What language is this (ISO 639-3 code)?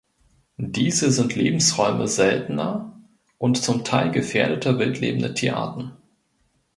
deu